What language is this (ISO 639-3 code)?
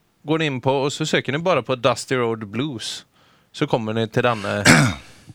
swe